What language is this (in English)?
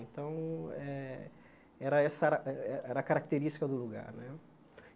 Portuguese